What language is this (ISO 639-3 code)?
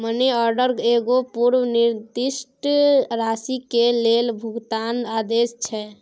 mai